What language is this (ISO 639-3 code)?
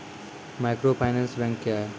mai